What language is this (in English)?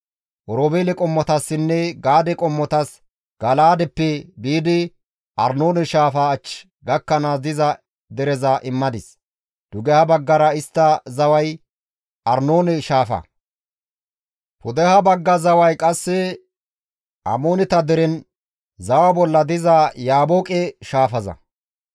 Gamo